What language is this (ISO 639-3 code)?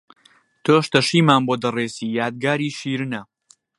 ckb